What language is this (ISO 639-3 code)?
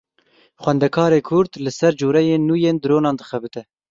kur